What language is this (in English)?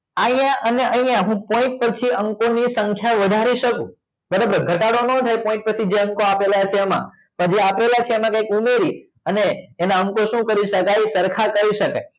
Gujarati